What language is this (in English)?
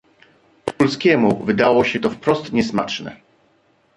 Polish